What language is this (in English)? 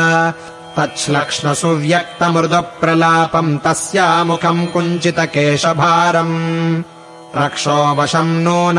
Kannada